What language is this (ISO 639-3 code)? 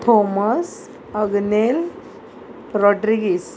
kok